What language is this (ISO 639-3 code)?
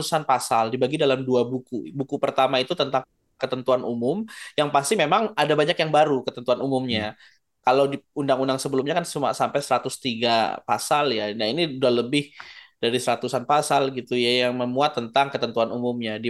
ind